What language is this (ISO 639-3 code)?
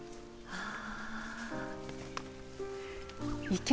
jpn